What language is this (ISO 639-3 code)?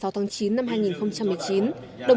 vie